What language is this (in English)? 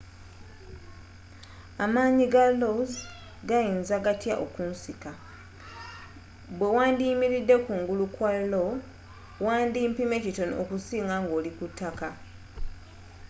Ganda